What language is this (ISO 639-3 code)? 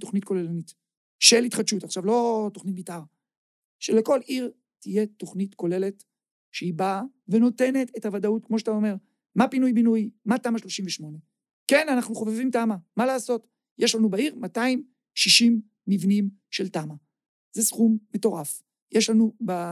heb